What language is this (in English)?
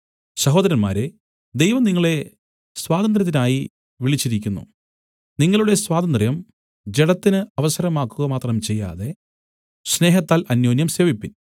Malayalam